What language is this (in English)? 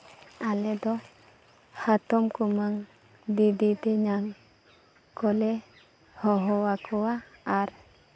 Santali